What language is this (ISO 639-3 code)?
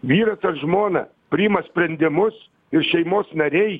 lit